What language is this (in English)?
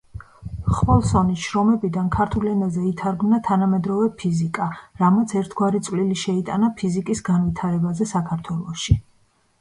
Georgian